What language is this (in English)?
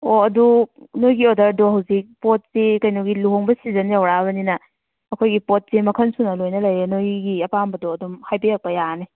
Manipuri